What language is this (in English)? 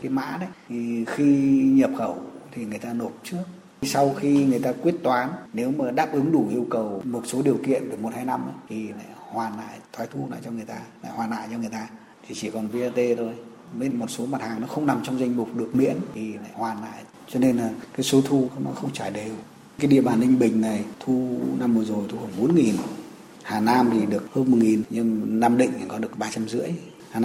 Vietnamese